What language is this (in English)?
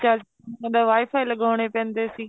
Punjabi